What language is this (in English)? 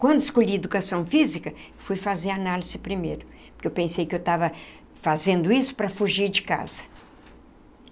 Portuguese